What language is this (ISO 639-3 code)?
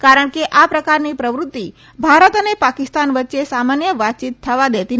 guj